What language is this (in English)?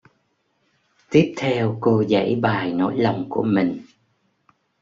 Vietnamese